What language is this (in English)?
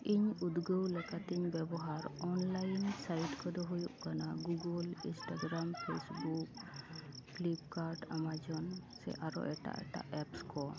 Santali